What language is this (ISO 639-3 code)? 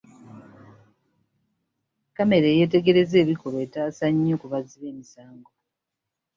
lug